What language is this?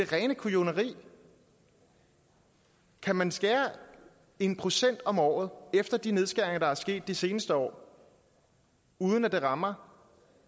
Danish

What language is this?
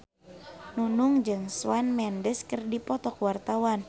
Sundanese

